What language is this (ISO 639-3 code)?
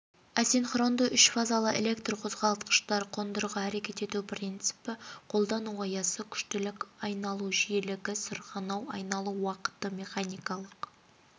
kaz